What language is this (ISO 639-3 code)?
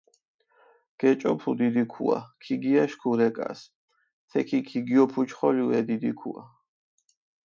xmf